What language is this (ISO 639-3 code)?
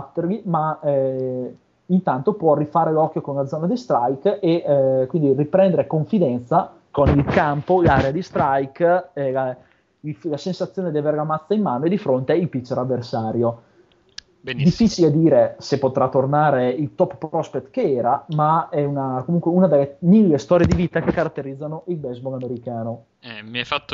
ita